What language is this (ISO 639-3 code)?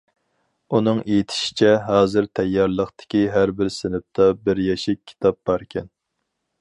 uig